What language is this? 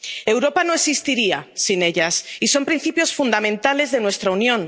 Spanish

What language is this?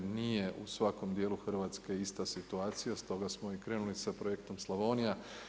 Croatian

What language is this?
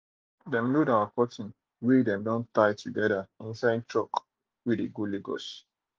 Nigerian Pidgin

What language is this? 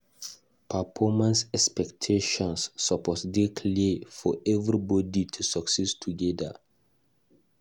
Nigerian Pidgin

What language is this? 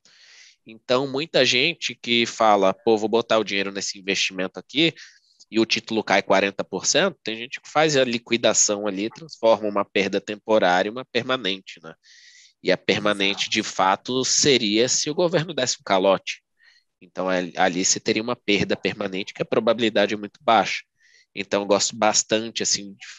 Portuguese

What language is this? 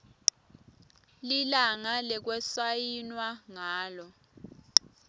Swati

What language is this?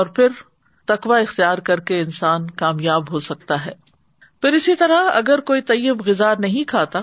Urdu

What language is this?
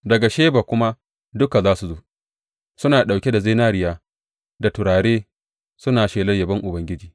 Hausa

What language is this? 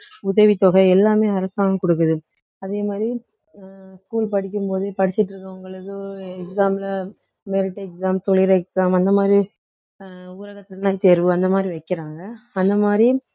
Tamil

